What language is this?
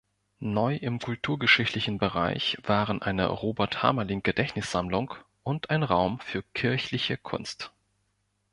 German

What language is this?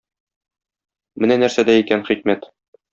Tatar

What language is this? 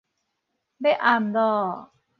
Min Nan Chinese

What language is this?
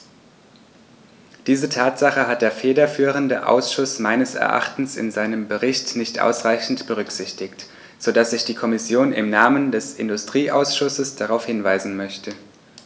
German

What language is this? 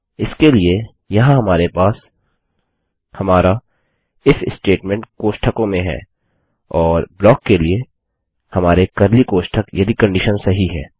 Hindi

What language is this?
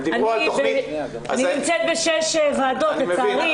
Hebrew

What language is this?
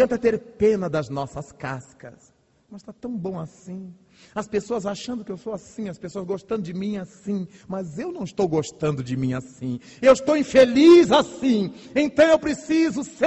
Portuguese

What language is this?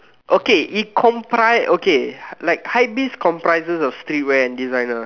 English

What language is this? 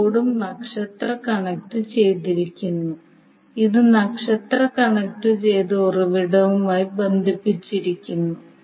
Malayalam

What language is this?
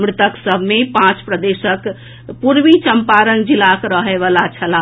Maithili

